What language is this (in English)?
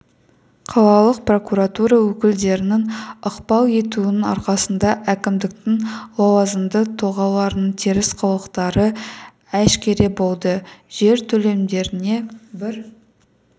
Kazakh